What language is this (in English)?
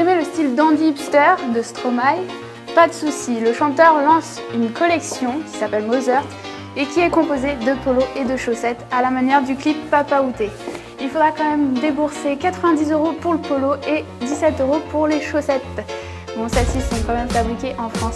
French